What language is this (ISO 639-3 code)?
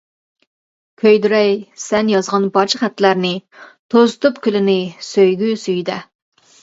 uig